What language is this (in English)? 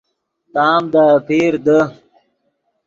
Yidgha